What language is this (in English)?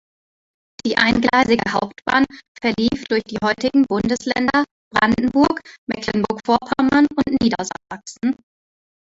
German